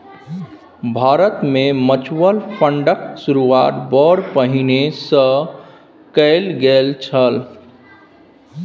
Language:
Maithili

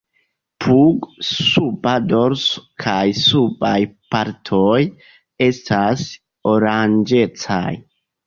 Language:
Esperanto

